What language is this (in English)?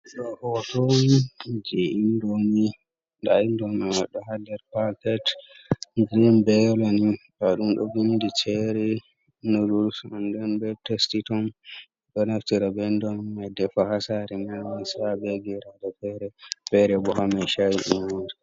Fula